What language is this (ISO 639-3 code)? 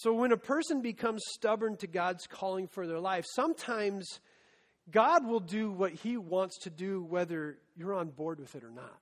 eng